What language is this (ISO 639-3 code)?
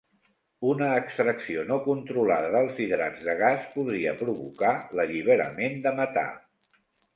cat